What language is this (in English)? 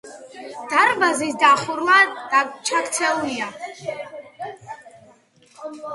Georgian